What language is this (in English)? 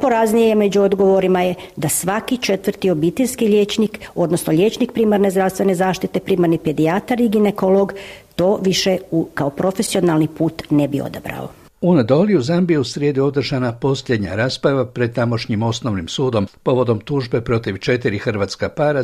Croatian